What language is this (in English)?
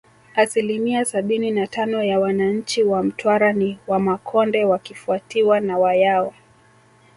Swahili